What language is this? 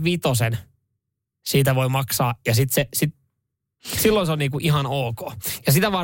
Finnish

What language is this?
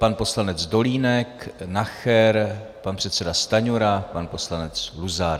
Czech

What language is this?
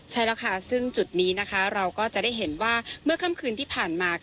Thai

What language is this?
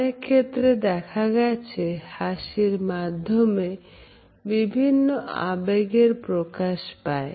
Bangla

